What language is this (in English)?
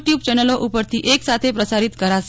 Gujarati